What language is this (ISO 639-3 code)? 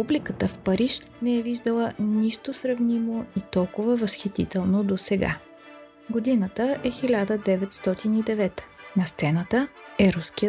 bul